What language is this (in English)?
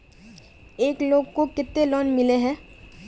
Magahi